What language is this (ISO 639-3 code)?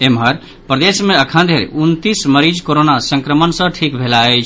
mai